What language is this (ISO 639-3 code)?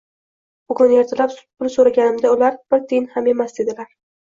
uzb